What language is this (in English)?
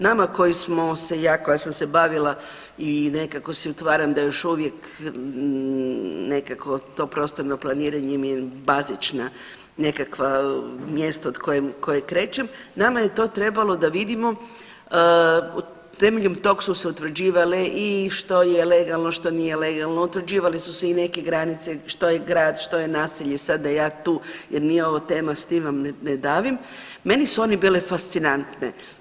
Croatian